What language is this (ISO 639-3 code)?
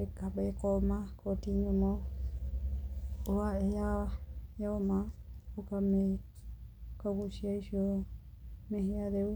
kik